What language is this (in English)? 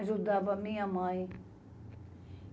Portuguese